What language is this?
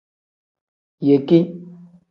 Tem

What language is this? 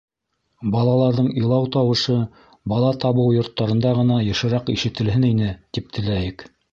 Bashkir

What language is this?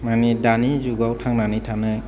Bodo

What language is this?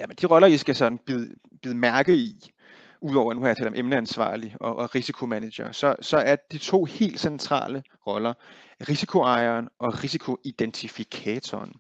Danish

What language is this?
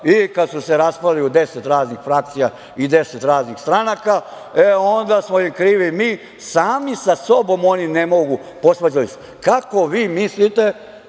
Serbian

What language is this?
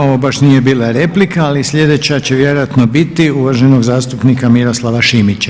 Croatian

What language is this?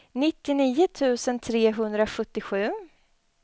Swedish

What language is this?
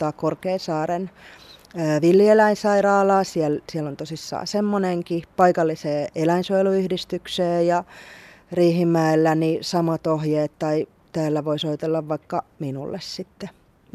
Finnish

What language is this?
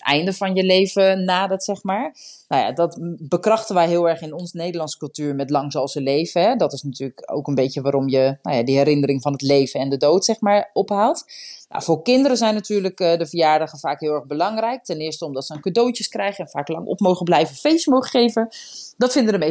Dutch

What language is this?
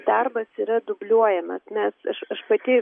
Lithuanian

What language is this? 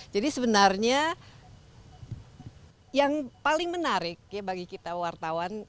Indonesian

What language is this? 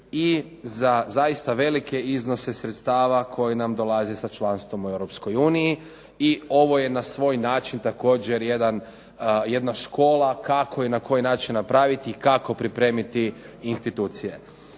Croatian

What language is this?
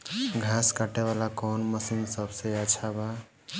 Bhojpuri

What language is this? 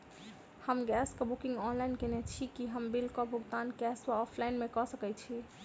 Maithili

